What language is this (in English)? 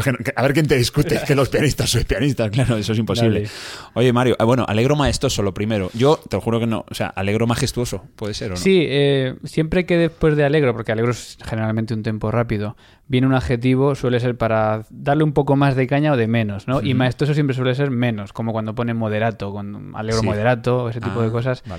Spanish